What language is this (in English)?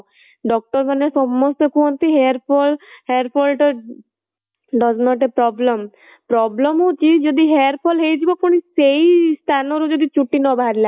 Odia